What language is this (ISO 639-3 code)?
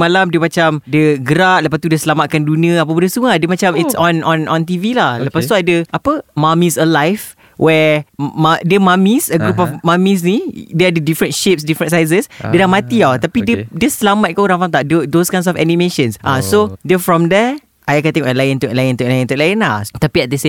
msa